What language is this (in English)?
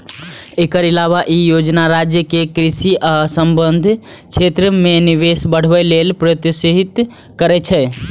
Maithili